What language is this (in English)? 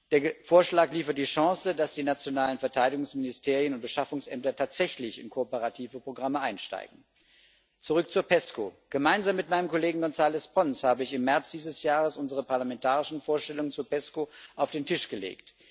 German